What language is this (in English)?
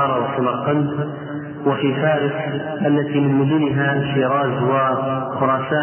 Arabic